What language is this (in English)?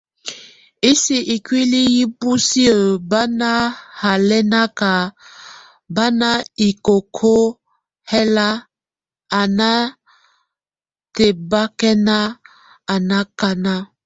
Tunen